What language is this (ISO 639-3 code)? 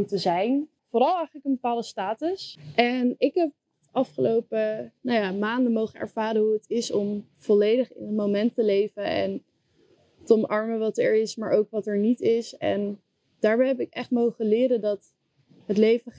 nld